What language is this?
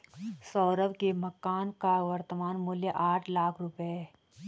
Hindi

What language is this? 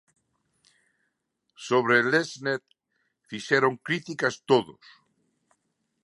Galician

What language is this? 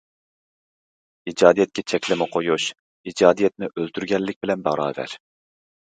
Uyghur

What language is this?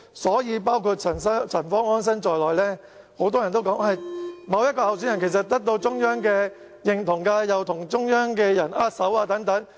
Cantonese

